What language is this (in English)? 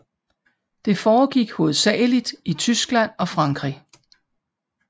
Danish